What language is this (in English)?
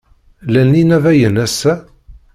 Kabyle